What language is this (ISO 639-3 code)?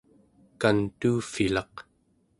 esu